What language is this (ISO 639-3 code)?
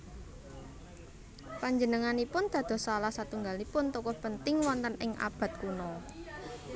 jav